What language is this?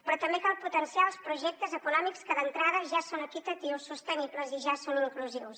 Catalan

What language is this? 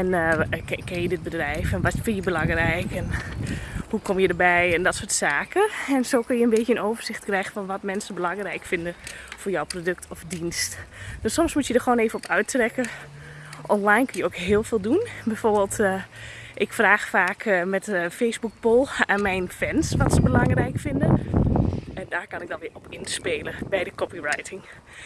Dutch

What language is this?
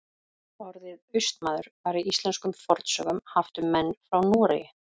Icelandic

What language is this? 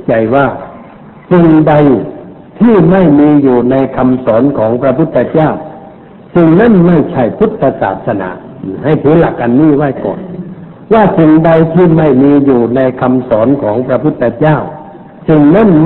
Thai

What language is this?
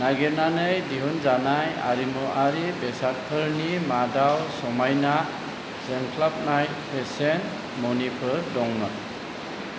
Bodo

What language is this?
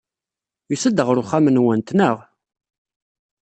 Kabyle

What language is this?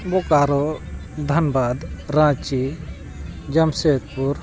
Santali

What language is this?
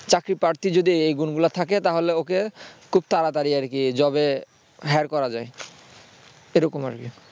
Bangla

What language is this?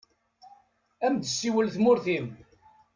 Kabyle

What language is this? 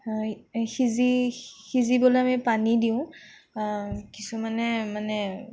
Assamese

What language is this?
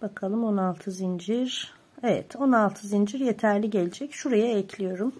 Turkish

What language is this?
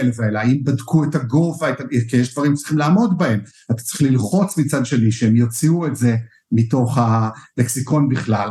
Hebrew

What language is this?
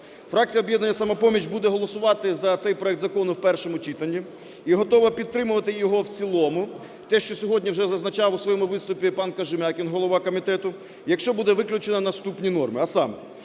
Ukrainian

